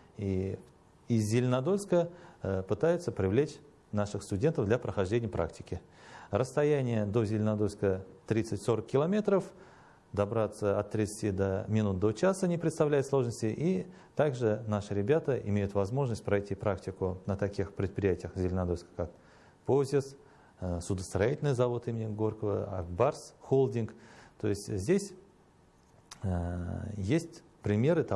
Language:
Russian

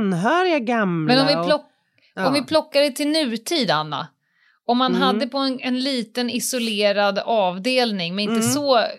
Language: Swedish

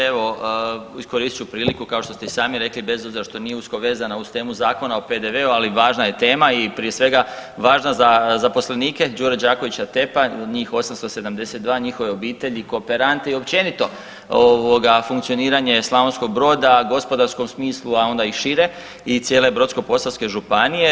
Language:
Croatian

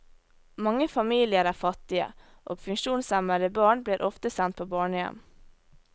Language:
Norwegian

